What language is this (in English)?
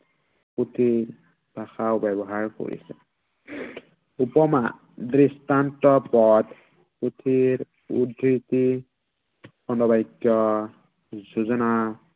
Assamese